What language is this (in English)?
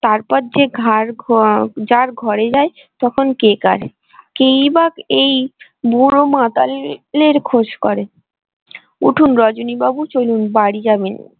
Bangla